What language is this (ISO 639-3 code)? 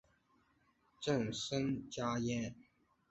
zho